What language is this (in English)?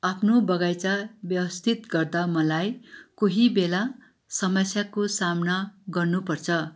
Nepali